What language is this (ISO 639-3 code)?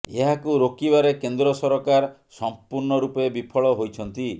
ori